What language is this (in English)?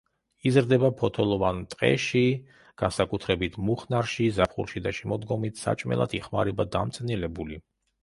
Georgian